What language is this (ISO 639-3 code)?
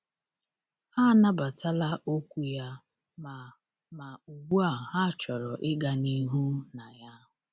ibo